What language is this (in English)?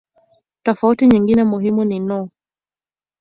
Swahili